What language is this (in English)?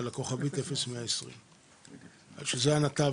Hebrew